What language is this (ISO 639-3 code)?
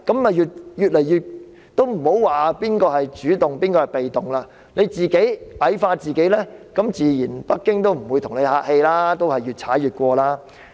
yue